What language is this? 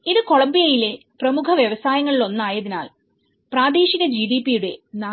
Malayalam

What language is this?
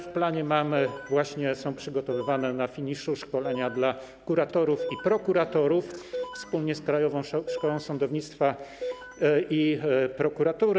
Polish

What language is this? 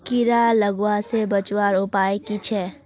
Magahi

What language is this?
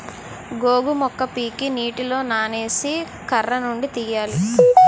Telugu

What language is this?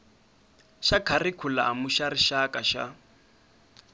Tsonga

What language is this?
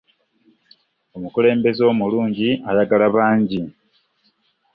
Ganda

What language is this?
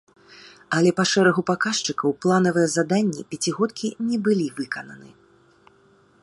Belarusian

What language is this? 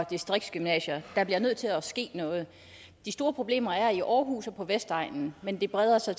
Danish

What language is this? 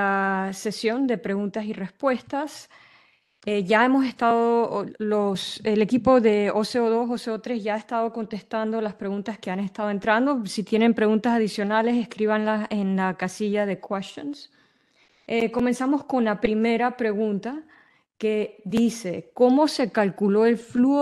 Spanish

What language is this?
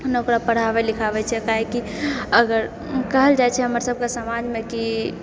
Maithili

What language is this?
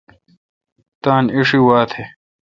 Kalkoti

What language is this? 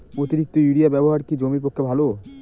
Bangla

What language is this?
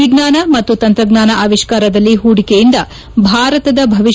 Kannada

